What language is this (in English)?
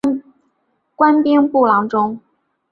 Chinese